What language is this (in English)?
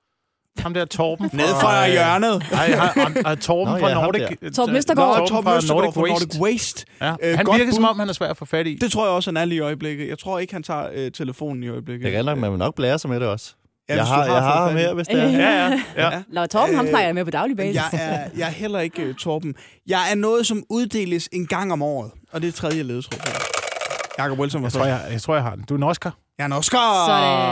Danish